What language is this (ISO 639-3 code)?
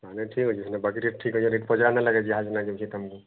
ori